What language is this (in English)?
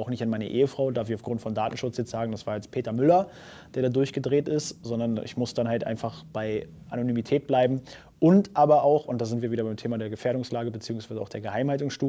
German